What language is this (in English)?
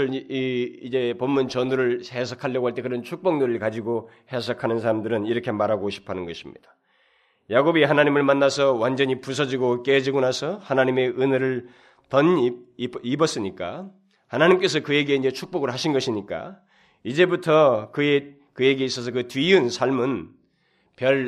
Korean